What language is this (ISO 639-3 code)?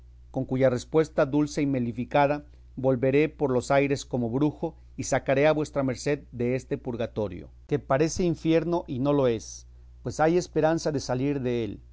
spa